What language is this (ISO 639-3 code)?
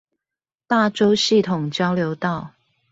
zho